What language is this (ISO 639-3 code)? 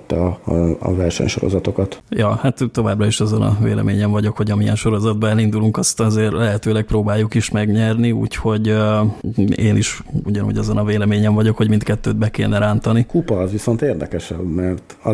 hun